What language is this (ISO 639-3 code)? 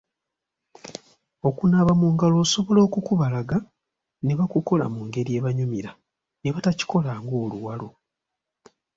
lug